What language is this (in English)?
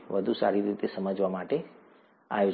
Gujarati